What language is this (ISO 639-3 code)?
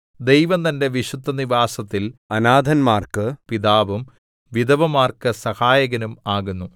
mal